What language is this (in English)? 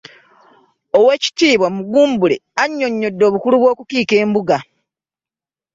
Ganda